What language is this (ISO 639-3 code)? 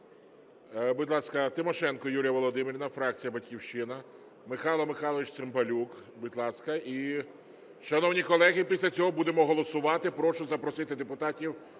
ukr